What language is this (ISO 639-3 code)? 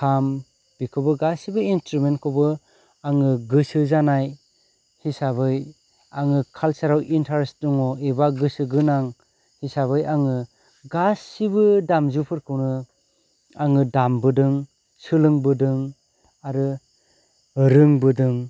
brx